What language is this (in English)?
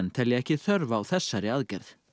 Icelandic